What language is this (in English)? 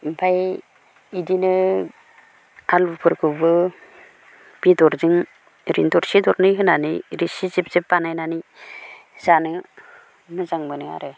Bodo